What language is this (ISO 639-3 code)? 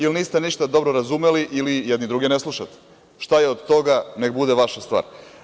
srp